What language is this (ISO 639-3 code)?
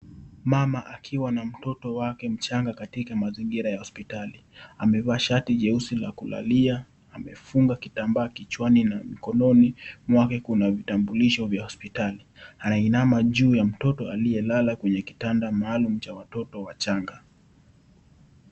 swa